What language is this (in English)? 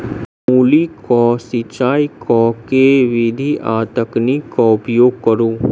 Maithili